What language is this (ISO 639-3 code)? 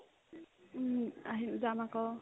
asm